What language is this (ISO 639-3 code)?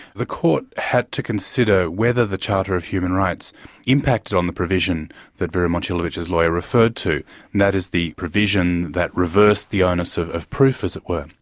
eng